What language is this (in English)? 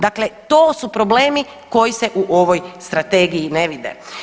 Croatian